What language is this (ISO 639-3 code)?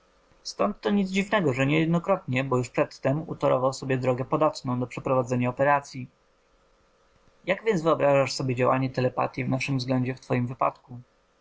pol